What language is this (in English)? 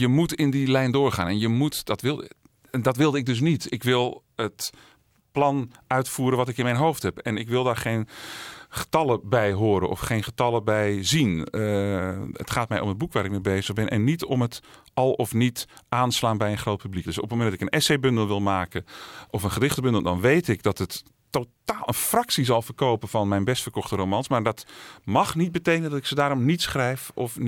Dutch